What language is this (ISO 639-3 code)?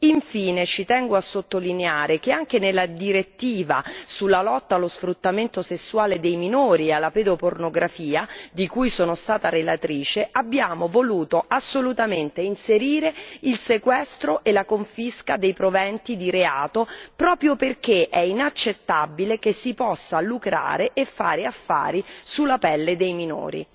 ita